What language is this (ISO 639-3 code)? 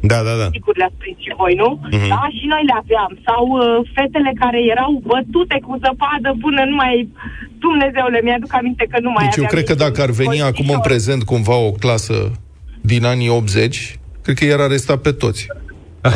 ron